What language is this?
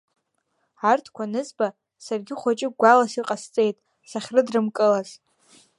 Abkhazian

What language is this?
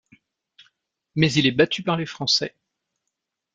French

